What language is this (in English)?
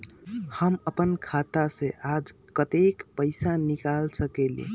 Magahi